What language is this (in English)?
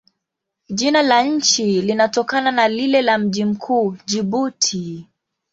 Swahili